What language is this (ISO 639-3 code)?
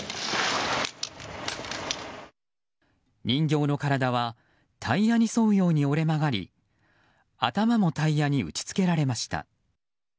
jpn